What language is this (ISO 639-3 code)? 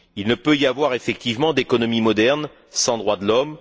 fra